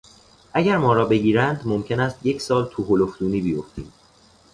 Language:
Persian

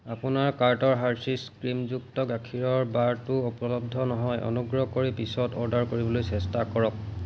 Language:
Assamese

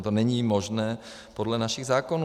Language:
Czech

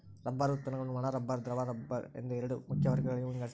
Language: Kannada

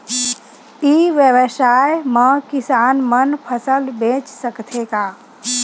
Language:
Chhattisgarhi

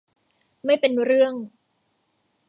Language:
Thai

